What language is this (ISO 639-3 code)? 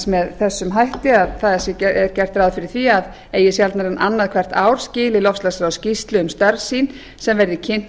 isl